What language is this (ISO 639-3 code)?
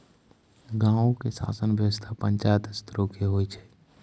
mai